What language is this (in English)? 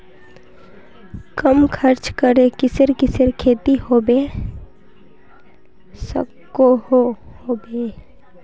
Magahi